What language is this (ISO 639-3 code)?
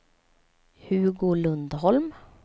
swe